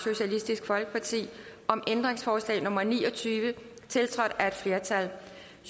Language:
Danish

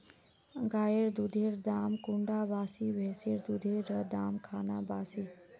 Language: Magahi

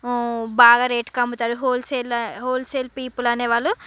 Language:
Telugu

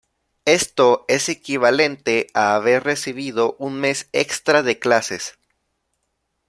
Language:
Spanish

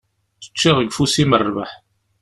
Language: Kabyle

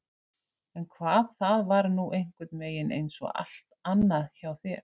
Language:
Icelandic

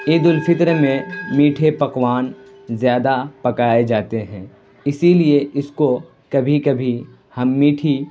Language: Urdu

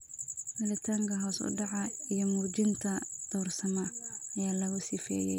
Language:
Somali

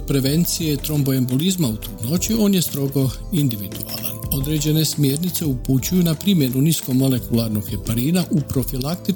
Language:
Croatian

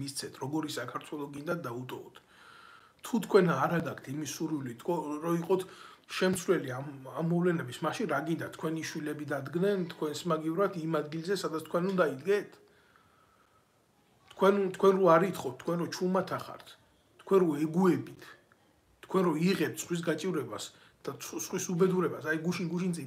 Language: Romanian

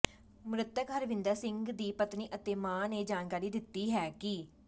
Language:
Punjabi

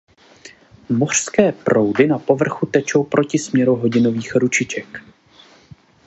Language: Czech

